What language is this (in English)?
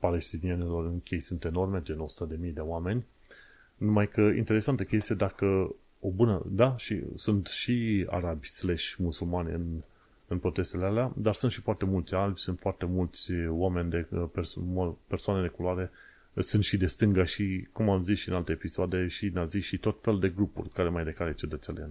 Romanian